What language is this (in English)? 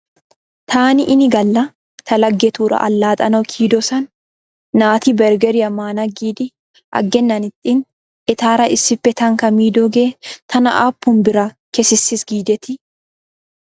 Wolaytta